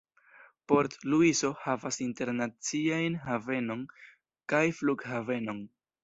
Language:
Esperanto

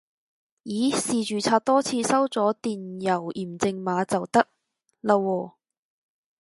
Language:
Cantonese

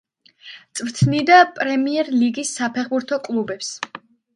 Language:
Georgian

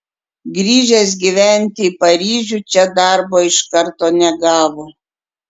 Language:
Lithuanian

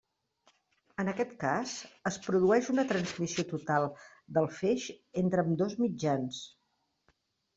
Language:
Catalan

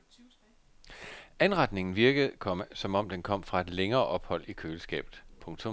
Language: Danish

